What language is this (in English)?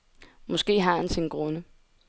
Danish